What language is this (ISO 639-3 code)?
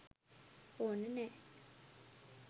sin